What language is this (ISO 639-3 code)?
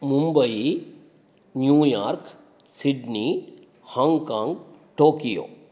san